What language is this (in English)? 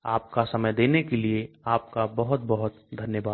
Hindi